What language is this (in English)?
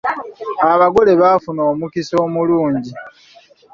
Ganda